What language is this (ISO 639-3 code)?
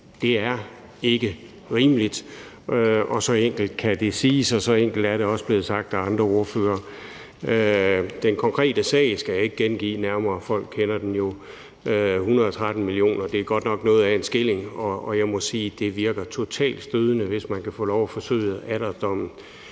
dan